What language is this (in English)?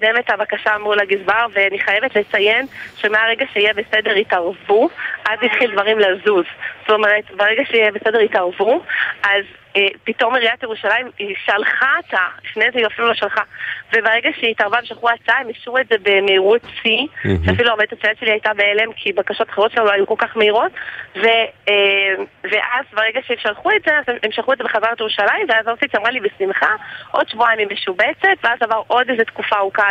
Hebrew